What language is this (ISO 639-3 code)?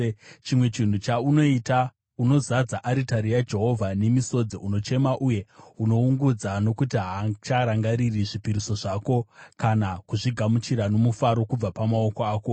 sna